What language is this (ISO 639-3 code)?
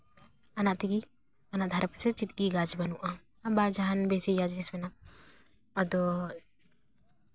sat